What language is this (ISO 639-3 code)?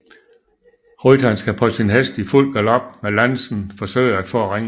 dan